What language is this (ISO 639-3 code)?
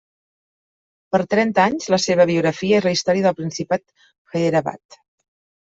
cat